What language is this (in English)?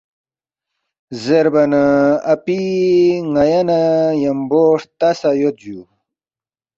Balti